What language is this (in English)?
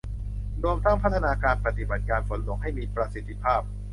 Thai